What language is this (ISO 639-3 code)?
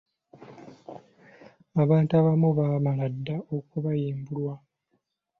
lug